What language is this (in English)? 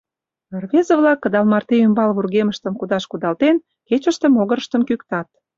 Mari